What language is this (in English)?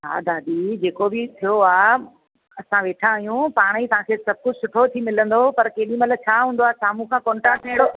Sindhi